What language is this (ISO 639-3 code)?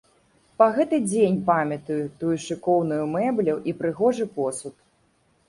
bel